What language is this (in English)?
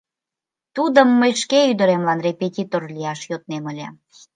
Mari